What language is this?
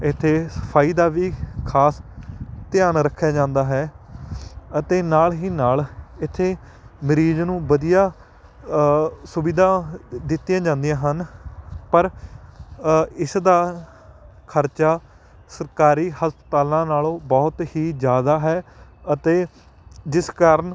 Punjabi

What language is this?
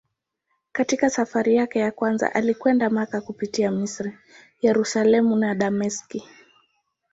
Swahili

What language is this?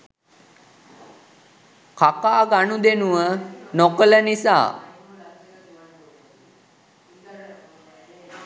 Sinhala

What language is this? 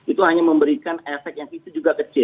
Indonesian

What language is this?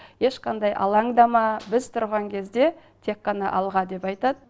Kazakh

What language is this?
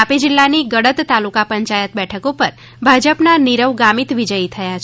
Gujarati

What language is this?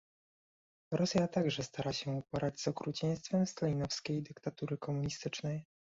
Polish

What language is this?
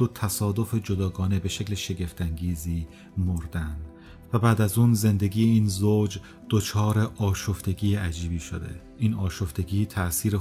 Persian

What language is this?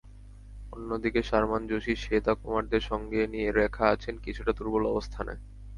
Bangla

